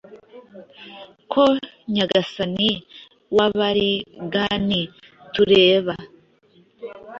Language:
Kinyarwanda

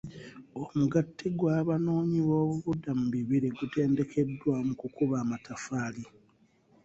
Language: Ganda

